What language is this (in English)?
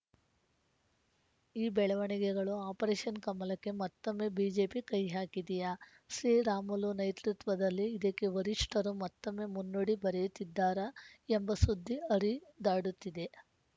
Kannada